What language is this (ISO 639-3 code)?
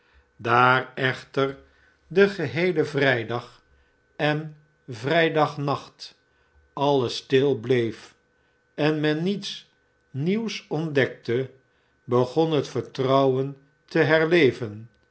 nld